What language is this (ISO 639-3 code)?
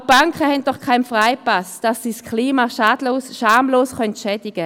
gsw